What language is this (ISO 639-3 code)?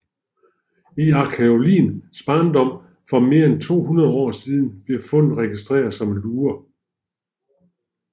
dan